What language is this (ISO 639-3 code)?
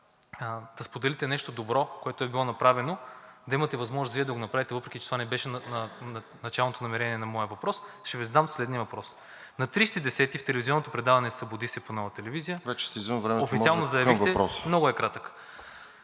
bul